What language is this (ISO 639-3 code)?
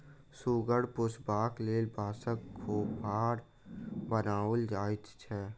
mai